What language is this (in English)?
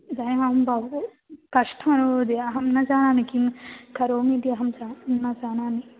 Sanskrit